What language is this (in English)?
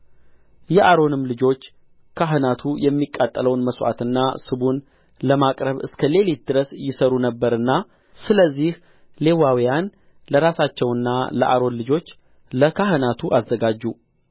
Amharic